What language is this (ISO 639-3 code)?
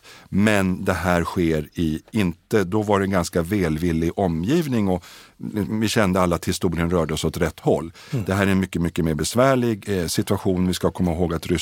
swe